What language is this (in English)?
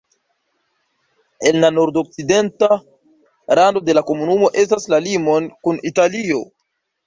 Esperanto